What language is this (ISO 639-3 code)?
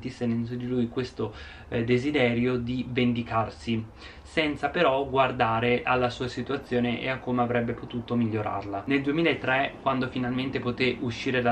ita